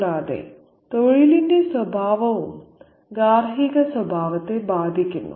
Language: Malayalam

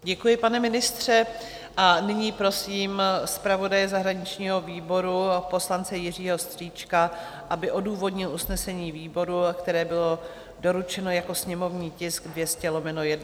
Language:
Czech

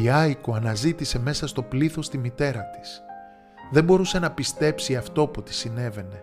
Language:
Greek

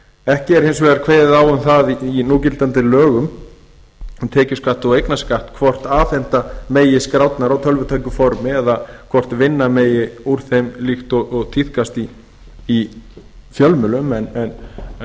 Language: Icelandic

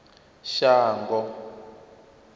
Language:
Venda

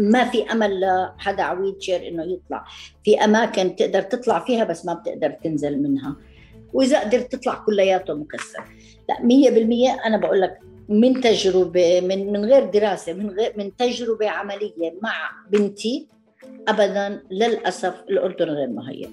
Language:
Arabic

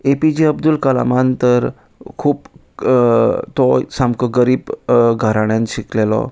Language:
Konkani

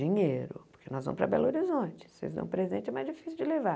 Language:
Portuguese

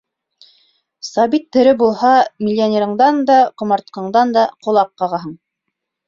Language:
Bashkir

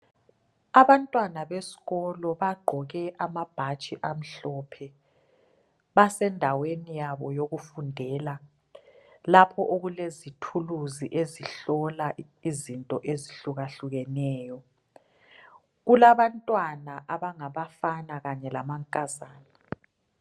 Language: North Ndebele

